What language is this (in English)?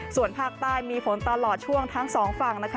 Thai